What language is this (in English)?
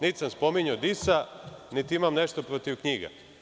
Serbian